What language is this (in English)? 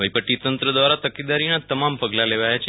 Gujarati